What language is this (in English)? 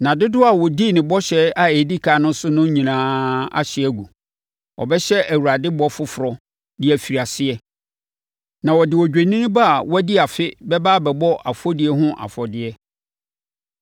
Akan